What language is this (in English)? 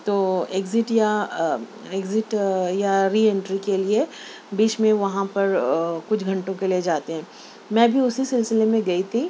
Urdu